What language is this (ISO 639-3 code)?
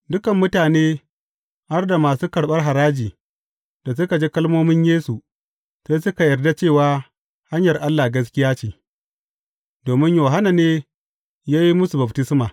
hau